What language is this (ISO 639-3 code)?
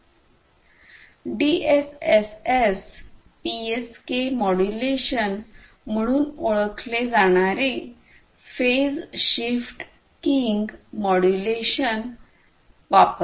mar